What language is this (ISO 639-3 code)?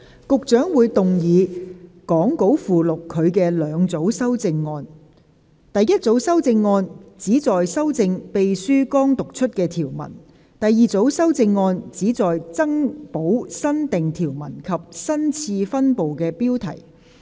yue